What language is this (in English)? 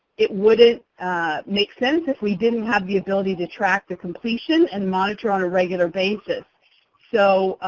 English